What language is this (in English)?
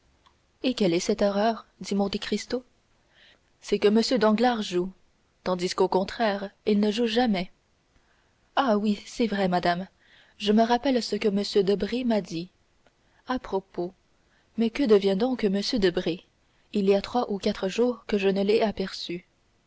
French